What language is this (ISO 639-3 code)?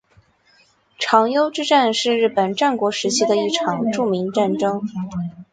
zho